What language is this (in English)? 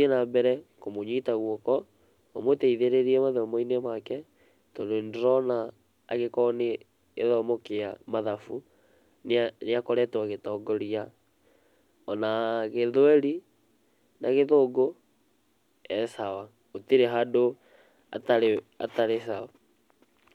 Kikuyu